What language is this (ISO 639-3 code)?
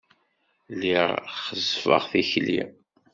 kab